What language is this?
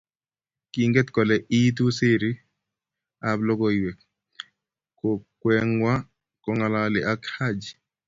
Kalenjin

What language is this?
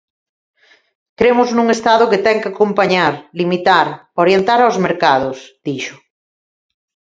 Galician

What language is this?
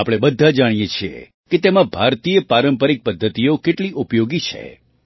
Gujarati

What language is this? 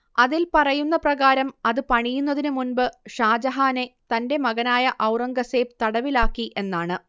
Malayalam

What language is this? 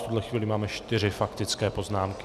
Czech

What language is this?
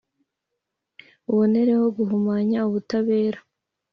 Kinyarwanda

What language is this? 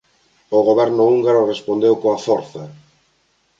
Galician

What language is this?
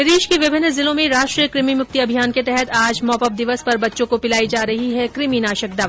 Hindi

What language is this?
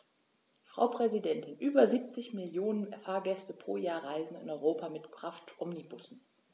German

